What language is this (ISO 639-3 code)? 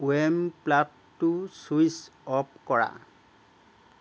asm